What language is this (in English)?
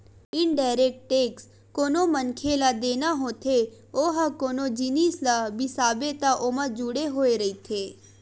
Chhattisgarhi